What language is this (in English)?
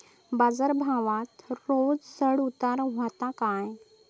Marathi